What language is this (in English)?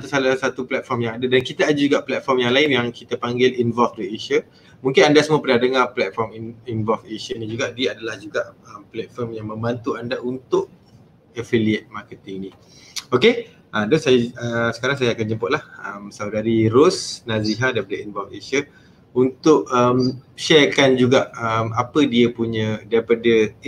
Malay